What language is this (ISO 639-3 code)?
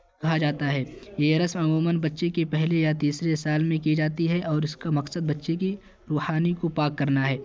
urd